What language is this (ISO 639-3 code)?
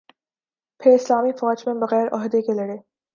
urd